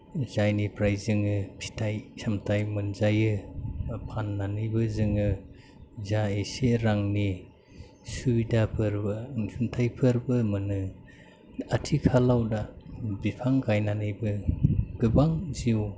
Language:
Bodo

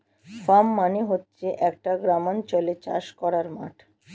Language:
Bangla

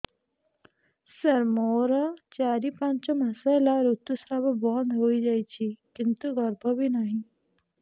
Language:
Odia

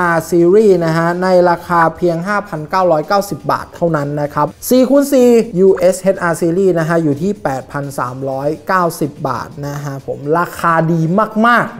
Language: Thai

